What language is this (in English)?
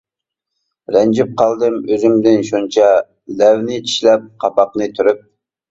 Uyghur